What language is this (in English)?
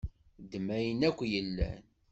Kabyle